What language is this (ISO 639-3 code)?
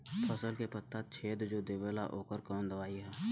bho